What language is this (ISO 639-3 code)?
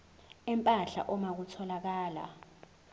zul